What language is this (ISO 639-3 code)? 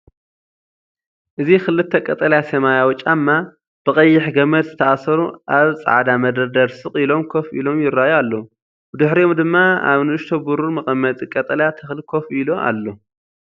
tir